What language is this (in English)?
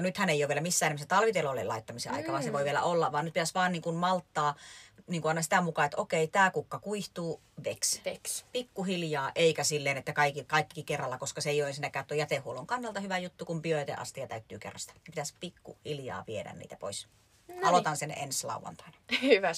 Finnish